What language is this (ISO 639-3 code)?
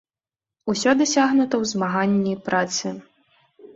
bel